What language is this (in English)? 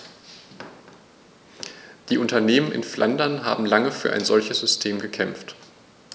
German